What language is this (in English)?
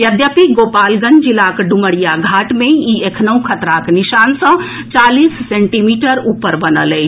Maithili